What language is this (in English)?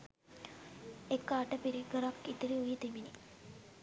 Sinhala